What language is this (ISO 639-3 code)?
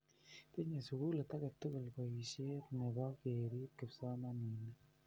kln